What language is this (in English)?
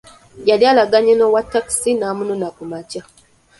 Ganda